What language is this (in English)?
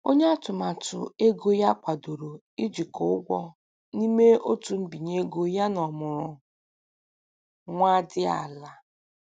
Igbo